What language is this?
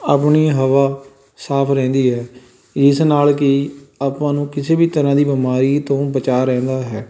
Punjabi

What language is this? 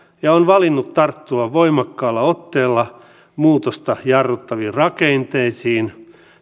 Finnish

